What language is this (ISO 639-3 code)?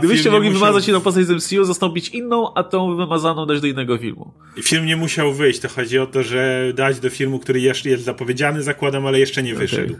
pol